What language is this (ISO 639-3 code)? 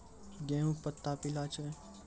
mai